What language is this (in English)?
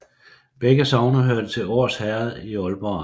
Danish